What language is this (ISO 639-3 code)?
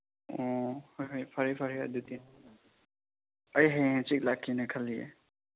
mni